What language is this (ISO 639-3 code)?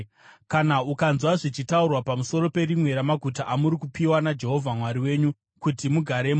sna